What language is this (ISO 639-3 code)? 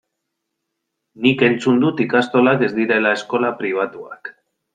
eus